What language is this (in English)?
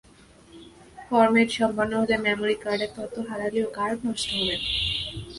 Bangla